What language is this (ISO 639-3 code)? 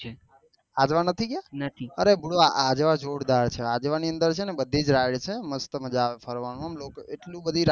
guj